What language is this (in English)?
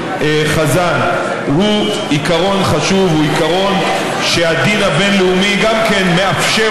Hebrew